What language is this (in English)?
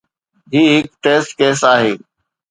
Sindhi